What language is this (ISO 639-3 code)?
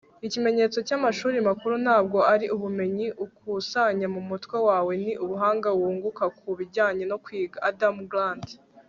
kin